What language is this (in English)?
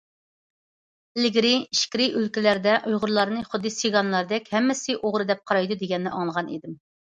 Uyghur